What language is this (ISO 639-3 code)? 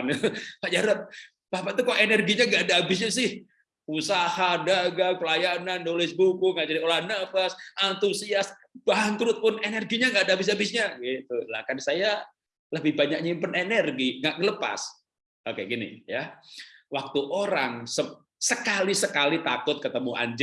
ind